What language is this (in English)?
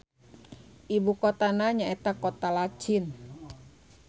Sundanese